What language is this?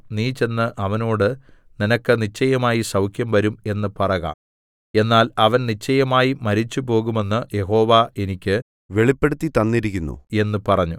Malayalam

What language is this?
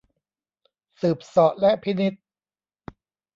Thai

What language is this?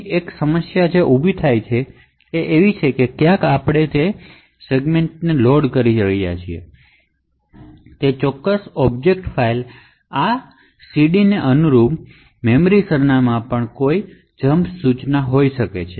Gujarati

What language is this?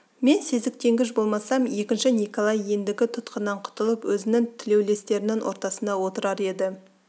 Kazakh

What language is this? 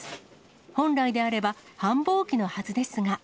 Japanese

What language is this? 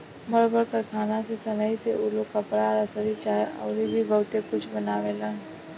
Bhojpuri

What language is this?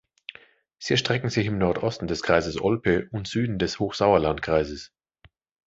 German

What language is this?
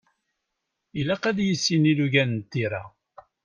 Kabyle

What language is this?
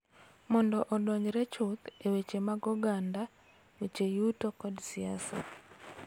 Luo (Kenya and Tanzania)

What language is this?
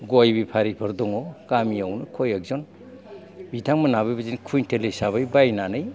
Bodo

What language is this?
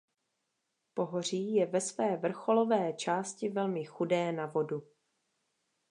Czech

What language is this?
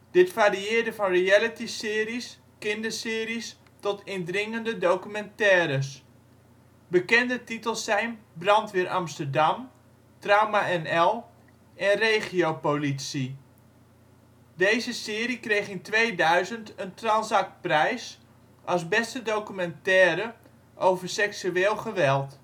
Dutch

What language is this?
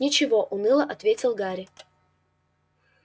Russian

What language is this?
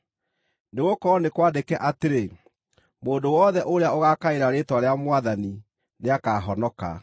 Kikuyu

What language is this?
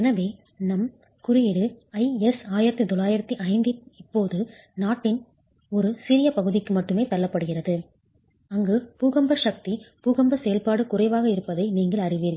Tamil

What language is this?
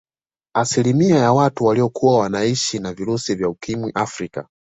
Swahili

